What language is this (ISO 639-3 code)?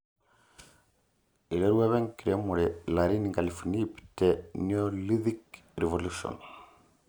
mas